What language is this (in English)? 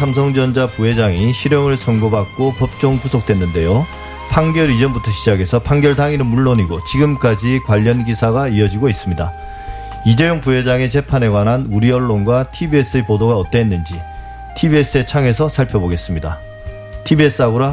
Korean